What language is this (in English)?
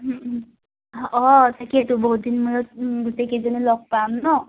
Assamese